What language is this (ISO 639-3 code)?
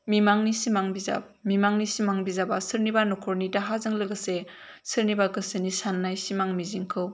brx